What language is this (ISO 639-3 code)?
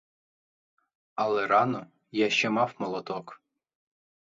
ukr